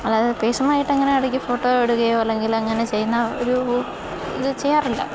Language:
Malayalam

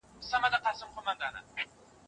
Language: Pashto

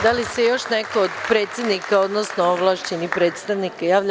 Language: Serbian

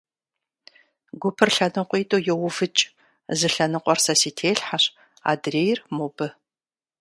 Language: Kabardian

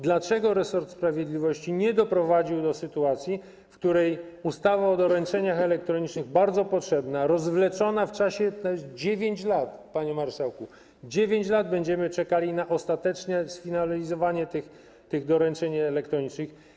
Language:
Polish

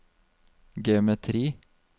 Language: Norwegian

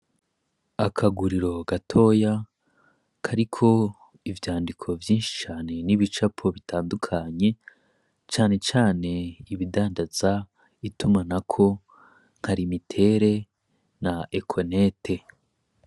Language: Rundi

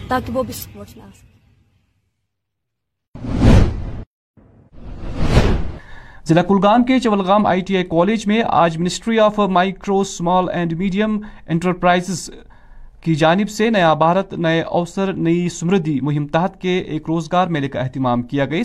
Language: Urdu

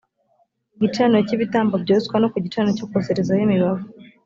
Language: Kinyarwanda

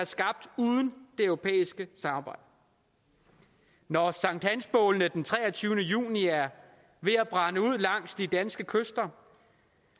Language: Danish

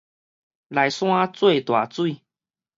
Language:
Min Nan Chinese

